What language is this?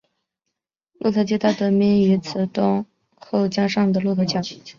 Chinese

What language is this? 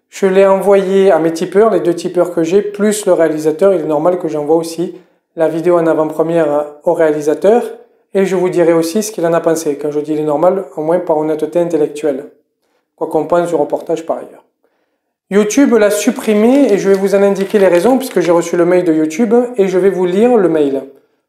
French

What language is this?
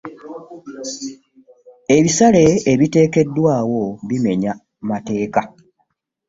Ganda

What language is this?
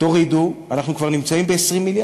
Hebrew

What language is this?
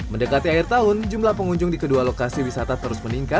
Indonesian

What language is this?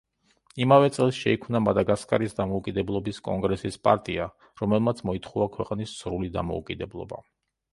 Georgian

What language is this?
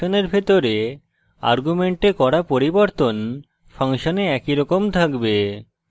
Bangla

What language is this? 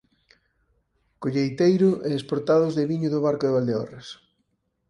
Galician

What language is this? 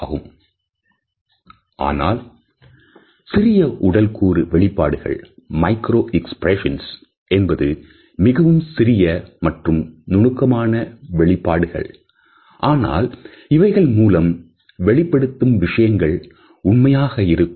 Tamil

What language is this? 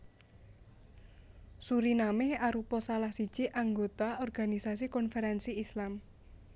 Javanese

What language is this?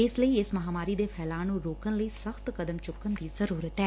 Punjabi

